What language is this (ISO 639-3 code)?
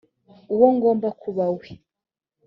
kin